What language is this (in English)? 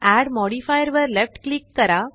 Marathi